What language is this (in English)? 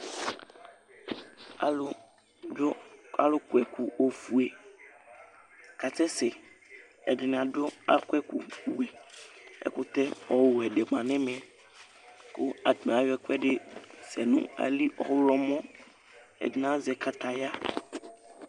Ikposo